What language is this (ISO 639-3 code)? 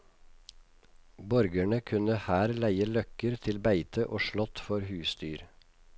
nor